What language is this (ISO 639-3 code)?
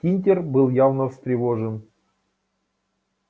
rus